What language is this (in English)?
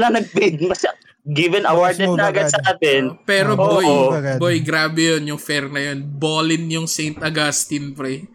Filipino